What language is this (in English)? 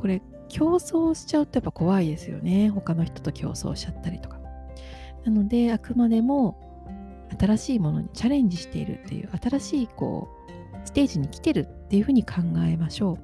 Japanese